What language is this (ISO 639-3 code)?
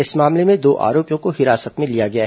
hin